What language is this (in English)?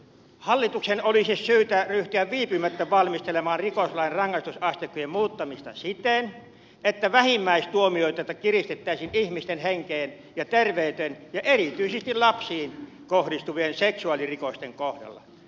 Finnish